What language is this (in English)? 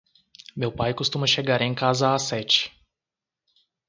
Portuguese